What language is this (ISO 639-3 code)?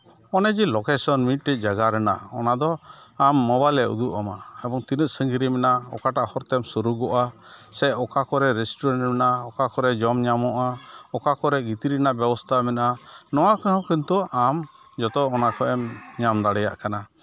sat